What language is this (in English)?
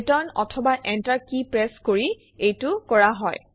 Assamese